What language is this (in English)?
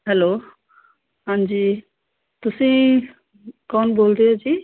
Punjabi